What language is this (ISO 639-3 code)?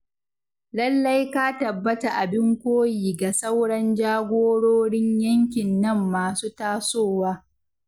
hau